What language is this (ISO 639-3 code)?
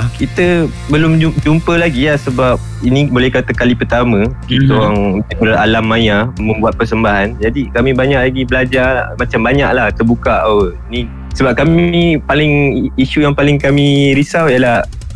msa